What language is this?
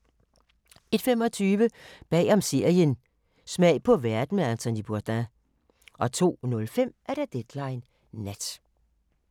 Danish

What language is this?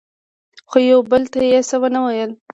Pashto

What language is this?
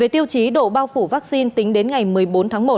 Vietnamese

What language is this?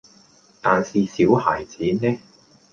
Cantonese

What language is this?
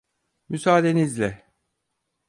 Turkish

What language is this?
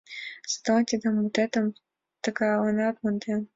Mari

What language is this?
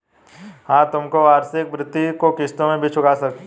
Hindi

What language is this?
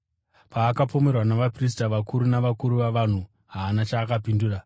Shona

